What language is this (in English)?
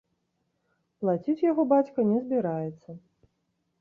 Belarusian